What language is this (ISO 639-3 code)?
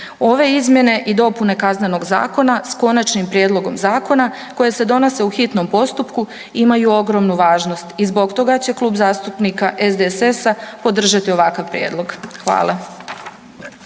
hrv